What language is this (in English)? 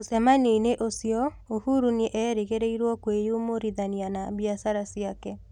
Kikuyu